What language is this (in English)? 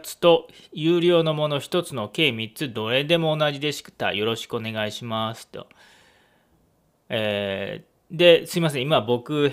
Japanese